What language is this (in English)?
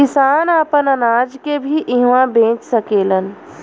Bhojpuri